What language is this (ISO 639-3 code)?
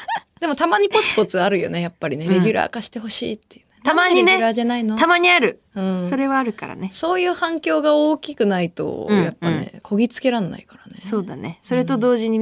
jpn